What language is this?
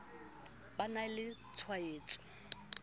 Southern Sotho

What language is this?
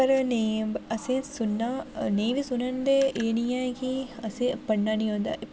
Dogri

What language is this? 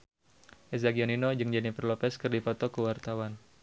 Sundanese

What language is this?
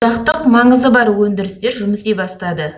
Kazakh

